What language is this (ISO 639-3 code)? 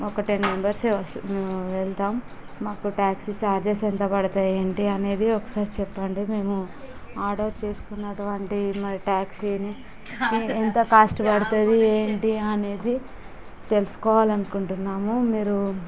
tel